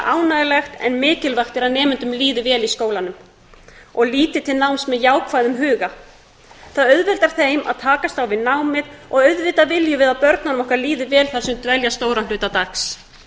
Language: Icelandic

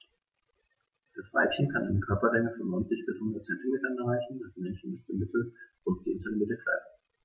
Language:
German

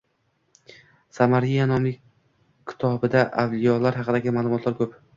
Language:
Uzbek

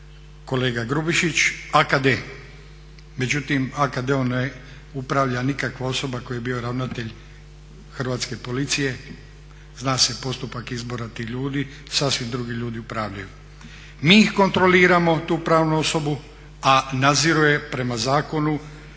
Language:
Croatian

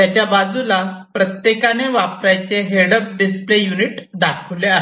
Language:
Marathi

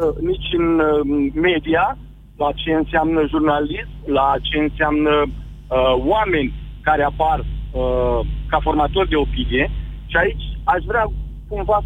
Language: Romanian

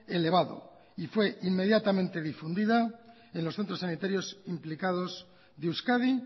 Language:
Spanish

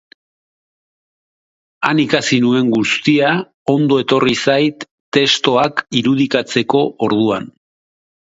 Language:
Basque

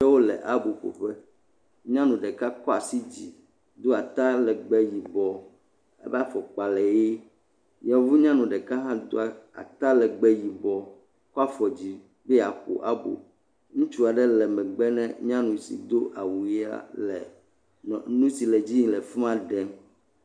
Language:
Ewe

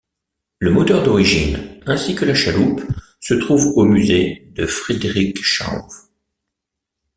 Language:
French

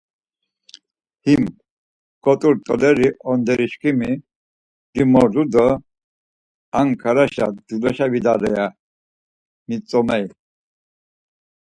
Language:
Laz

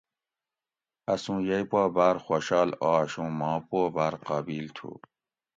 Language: Gawri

